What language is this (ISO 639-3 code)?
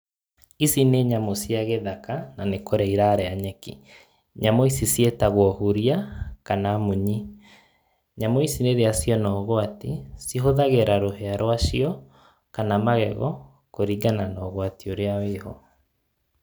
kik